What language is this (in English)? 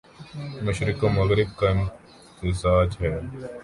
Urdu